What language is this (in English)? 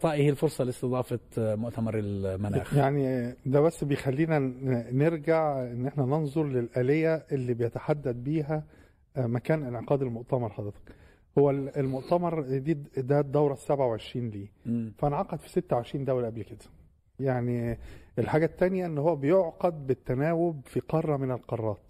Arabic